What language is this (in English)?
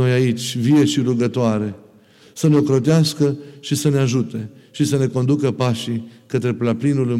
Romanian